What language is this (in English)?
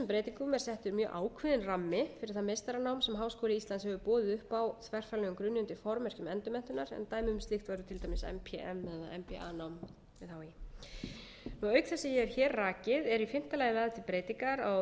Icelandic